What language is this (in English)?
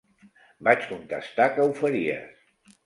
Catalan